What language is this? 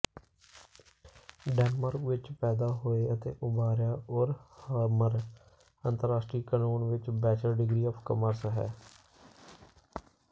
Punjabi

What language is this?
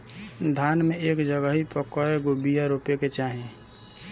Bhojpuri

